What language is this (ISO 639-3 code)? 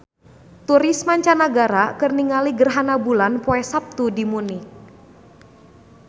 sun